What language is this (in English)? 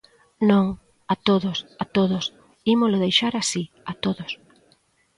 Galician